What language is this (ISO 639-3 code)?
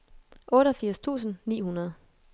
dan